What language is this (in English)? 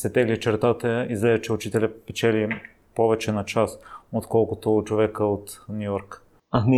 Bulgarian